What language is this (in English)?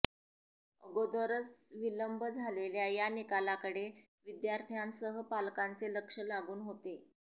Marathi